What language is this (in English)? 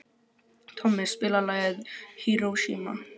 Icelandic